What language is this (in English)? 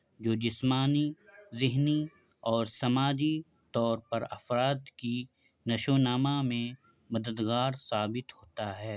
Urdu